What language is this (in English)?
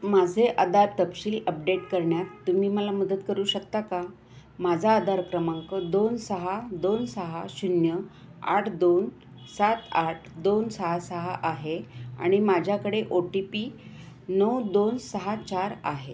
Marathi